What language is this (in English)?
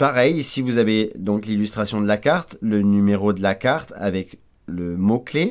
French